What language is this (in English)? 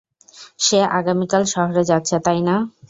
Bangla